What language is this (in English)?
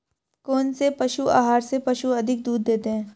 Hindi